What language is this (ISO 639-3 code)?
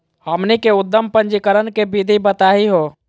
mag